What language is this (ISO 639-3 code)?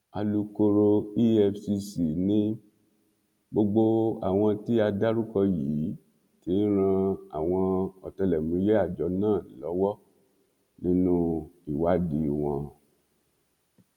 yor